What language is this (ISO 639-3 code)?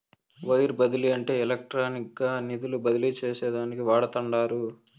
tel